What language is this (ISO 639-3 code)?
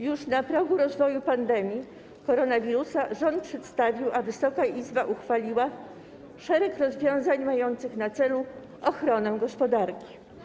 pol